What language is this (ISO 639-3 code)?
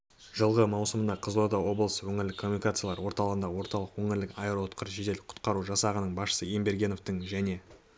kaz